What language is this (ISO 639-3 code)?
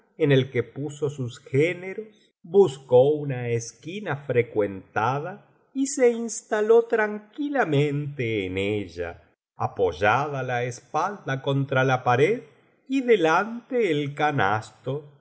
spa